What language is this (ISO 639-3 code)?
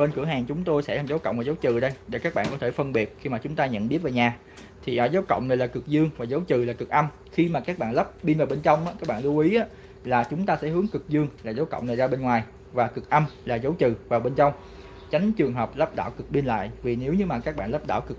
vie